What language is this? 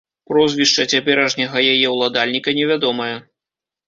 Belarusian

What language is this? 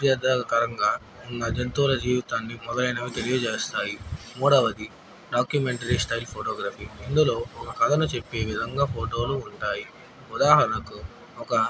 Telugu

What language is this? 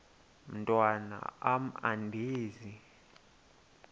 Xhosa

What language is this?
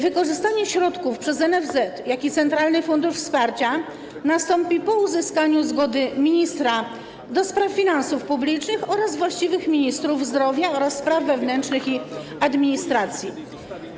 Polish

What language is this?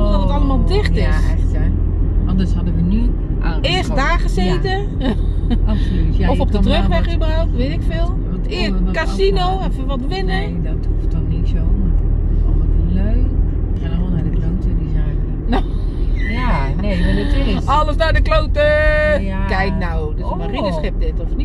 Dutch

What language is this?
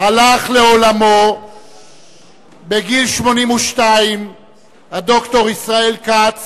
Hebrew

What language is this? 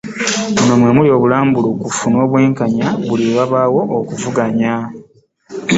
Ganda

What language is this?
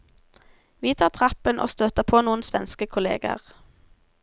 Norwegian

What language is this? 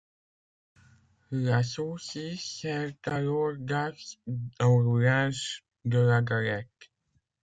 French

